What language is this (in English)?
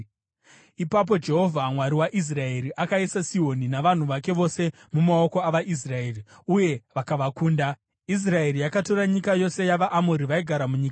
Shona